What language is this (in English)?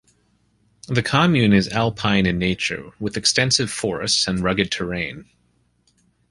English